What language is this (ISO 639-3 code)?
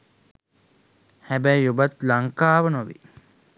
sin